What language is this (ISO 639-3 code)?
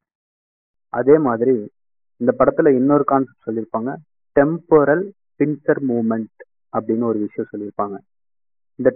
tam